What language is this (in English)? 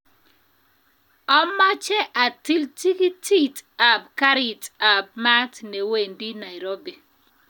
Kalenjin